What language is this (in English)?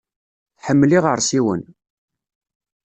Kabyle